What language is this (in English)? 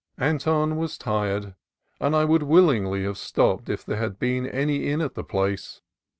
English